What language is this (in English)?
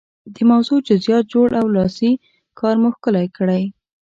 Pashto